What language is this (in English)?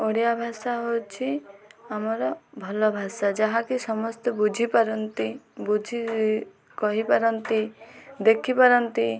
Odia